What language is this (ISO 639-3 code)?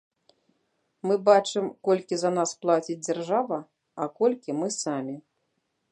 bel